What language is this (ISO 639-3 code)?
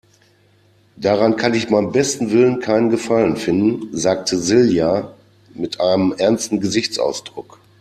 deu